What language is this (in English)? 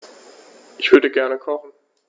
German